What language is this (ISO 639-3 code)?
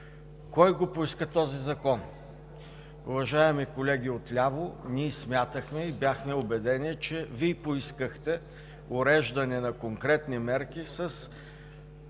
bul